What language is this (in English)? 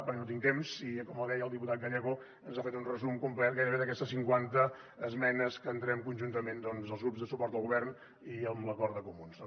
Catalan